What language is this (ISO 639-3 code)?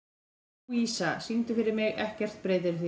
isl